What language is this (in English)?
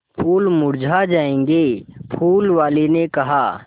Hindi